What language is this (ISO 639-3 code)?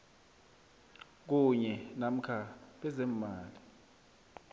nbl